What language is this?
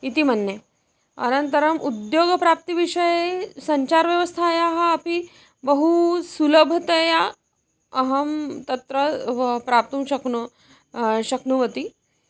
Sanskrit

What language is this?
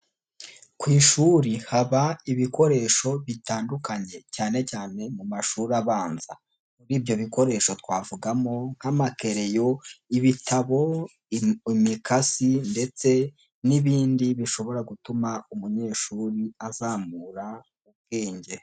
Kinyarwanda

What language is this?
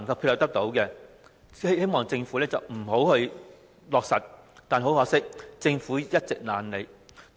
Cantonese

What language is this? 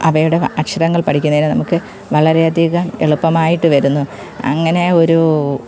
Malayalam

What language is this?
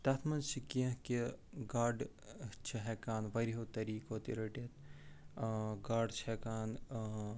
Kashmiri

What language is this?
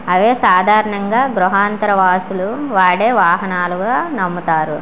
Telugu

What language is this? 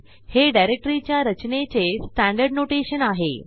Marathi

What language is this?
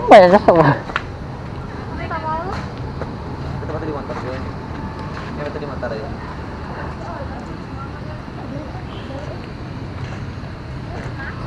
Indonesian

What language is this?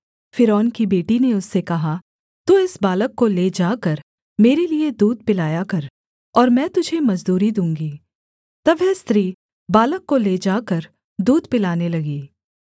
Hindi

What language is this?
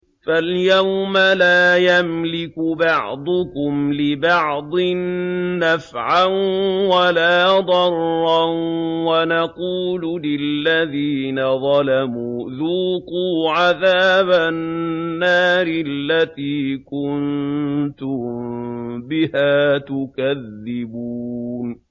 Arabic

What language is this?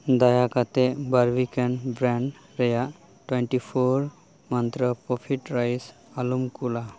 Santali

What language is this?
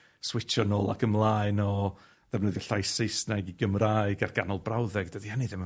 Welsh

